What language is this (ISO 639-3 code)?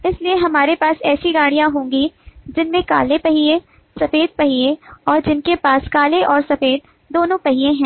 hin